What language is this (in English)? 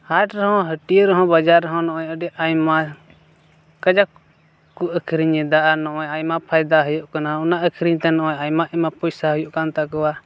Santali